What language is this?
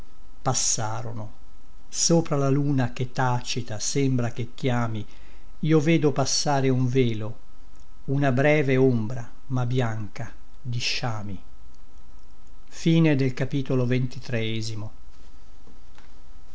Italian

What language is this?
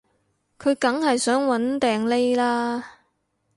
Cantonese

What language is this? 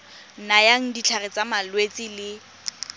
Tswana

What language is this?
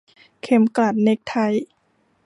Thai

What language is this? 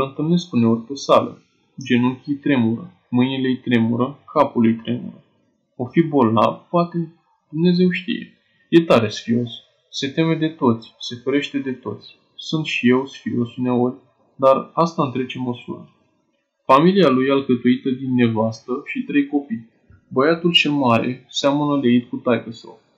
Romanian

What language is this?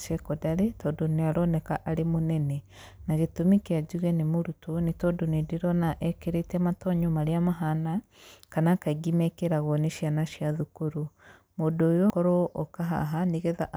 Kikuyu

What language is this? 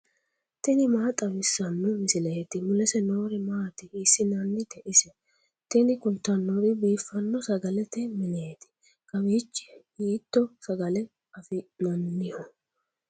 Sidamo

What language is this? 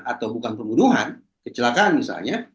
Indonesian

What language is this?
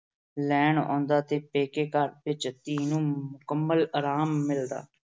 Punjabi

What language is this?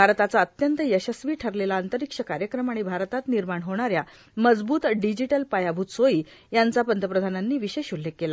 Marathi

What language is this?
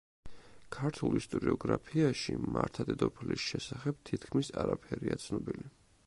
Georgian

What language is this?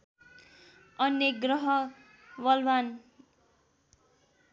Nepali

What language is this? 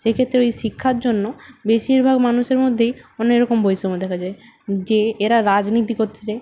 Bangla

